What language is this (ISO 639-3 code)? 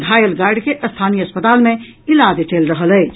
mai